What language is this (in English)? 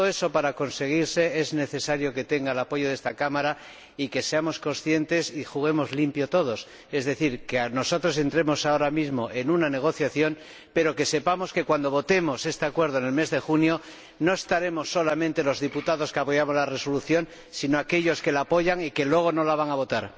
Spanish